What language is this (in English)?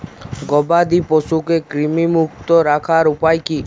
Bangla